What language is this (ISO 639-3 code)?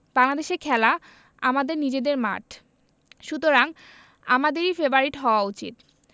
ben